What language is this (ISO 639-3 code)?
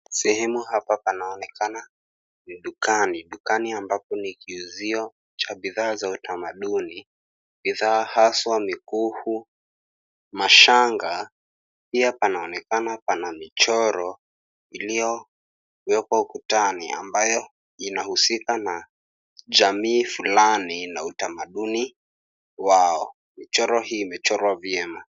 swa